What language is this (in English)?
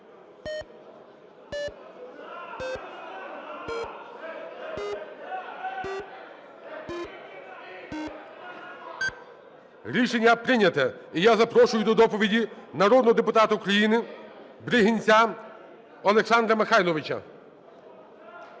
Ukrainian